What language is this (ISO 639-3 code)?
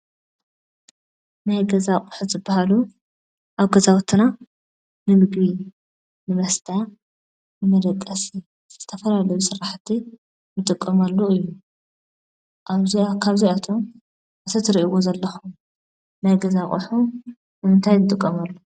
tir